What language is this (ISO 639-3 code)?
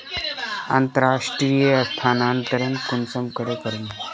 mag